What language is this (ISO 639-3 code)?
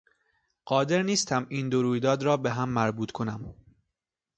fas